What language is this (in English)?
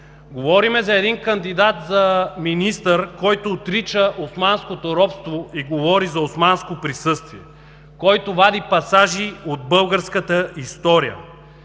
Bulgarian